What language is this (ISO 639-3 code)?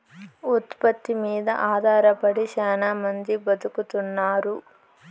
tel